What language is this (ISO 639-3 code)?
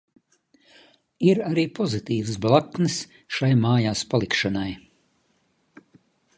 lav